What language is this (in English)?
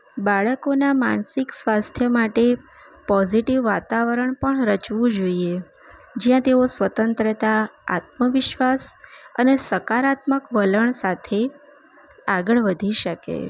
Gujarati